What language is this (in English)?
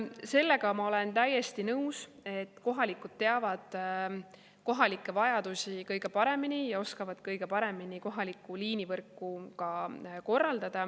Estonian